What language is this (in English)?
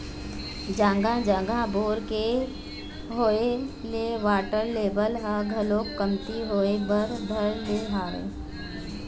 Chhattisgarhi